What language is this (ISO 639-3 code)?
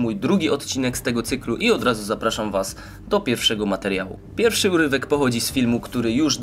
pol